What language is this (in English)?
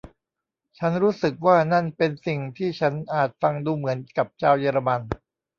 Thai